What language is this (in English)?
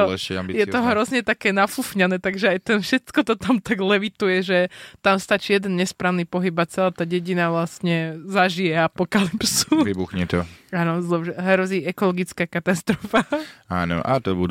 Slovak